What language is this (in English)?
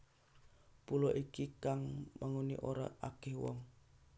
Javanese